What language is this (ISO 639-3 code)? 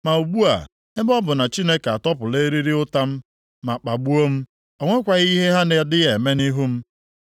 ibo